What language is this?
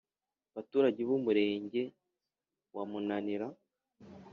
Kinyarwanda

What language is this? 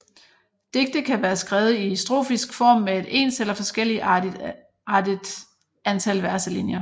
Danish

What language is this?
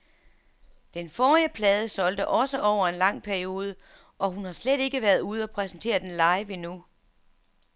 Danish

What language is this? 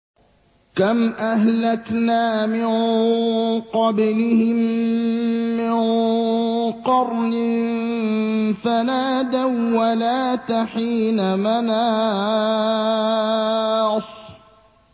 Arabic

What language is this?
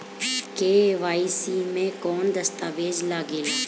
Bhojpuri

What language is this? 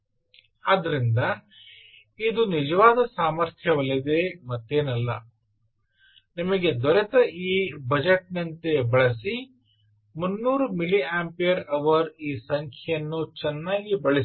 Kannada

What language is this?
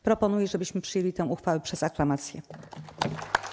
Polish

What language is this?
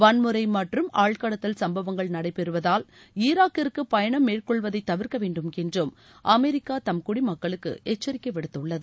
Tamil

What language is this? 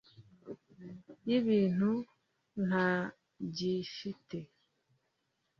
Kinyarwanda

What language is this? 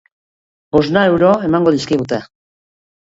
Basque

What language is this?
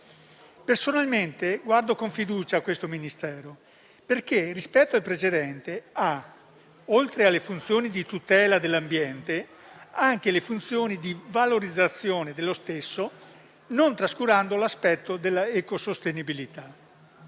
Italian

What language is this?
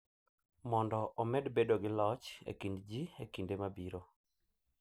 Luo (Kenya and Tanzania)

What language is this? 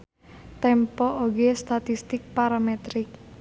Sundanese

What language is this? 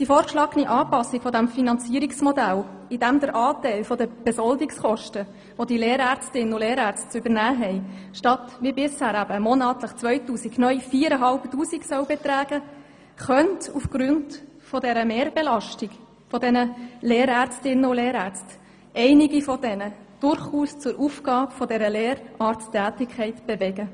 Swiss German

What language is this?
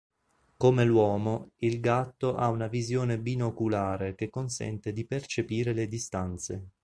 Italian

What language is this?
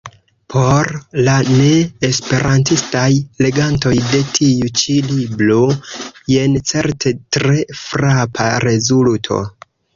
Esperanto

